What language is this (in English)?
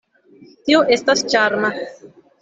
Esperanto